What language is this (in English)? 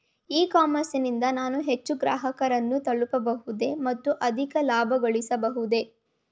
Kannada